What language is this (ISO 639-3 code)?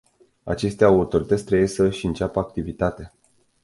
ron